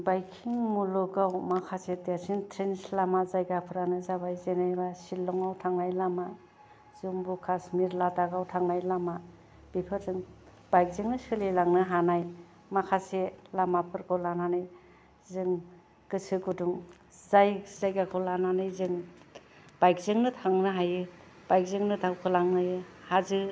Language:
Bodo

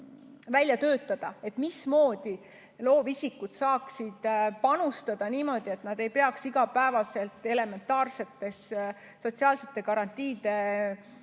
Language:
Estonian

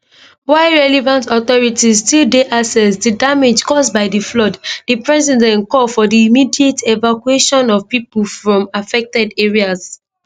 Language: Nigerian Pidgin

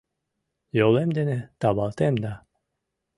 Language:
Mari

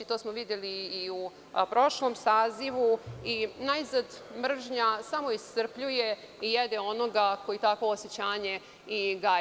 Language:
Serbian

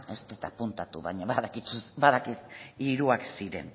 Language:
Basque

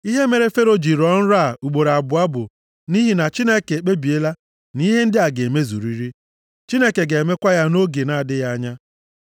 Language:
Igbo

